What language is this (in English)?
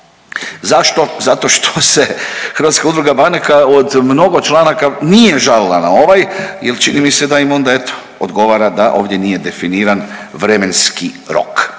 Croatian